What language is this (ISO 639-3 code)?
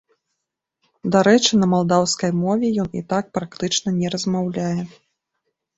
bel